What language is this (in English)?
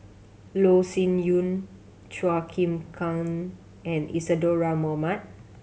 English